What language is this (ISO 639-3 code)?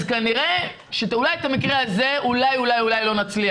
heb